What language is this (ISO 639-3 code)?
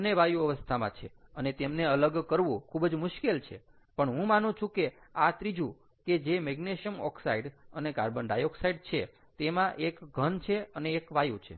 guj